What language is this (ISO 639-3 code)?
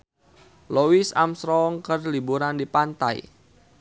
sun